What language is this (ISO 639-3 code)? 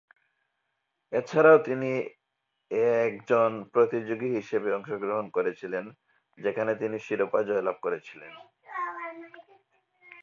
ben